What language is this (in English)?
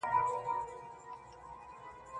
Pashto